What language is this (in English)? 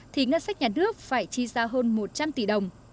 Vietnamese